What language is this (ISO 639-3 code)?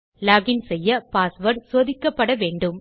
tam